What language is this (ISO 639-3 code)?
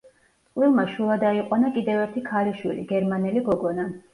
kat